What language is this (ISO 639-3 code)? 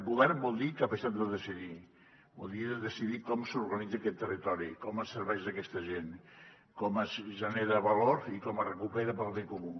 cat